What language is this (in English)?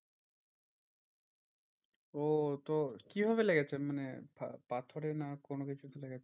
Bangla